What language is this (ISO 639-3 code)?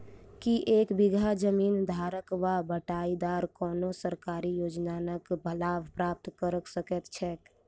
mai